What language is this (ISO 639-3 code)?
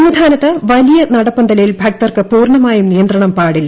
mal